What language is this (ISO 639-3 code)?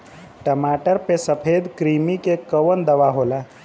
bho